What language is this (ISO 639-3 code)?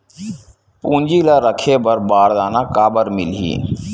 hne